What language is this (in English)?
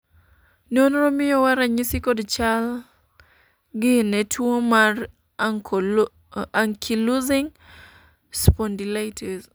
Luo (Kenya and Tanzania)